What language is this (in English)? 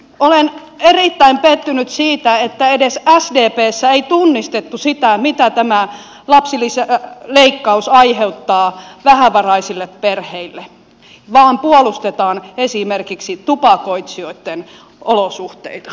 Finnish